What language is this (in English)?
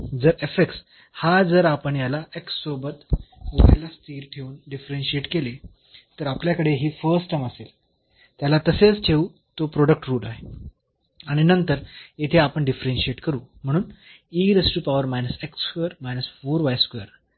Marathi